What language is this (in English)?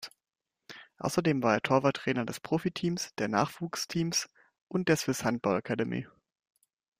German